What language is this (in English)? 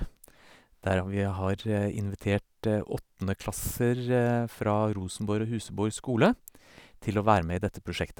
Norwegian